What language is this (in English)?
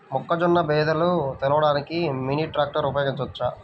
Telugu